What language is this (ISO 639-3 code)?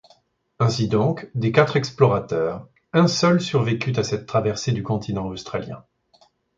fra